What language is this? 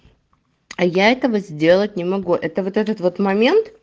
Russian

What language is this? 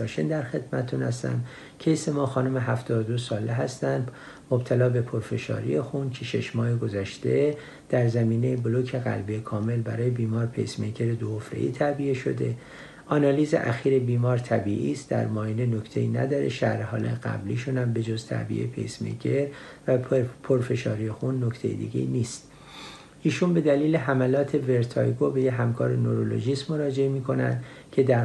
Persian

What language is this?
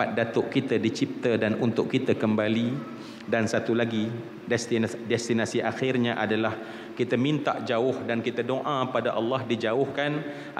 Malay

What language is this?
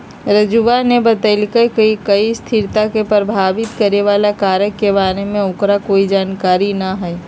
Magahi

